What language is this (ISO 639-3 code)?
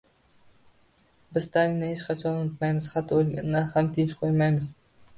uzb